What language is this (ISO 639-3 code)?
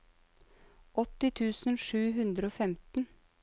nor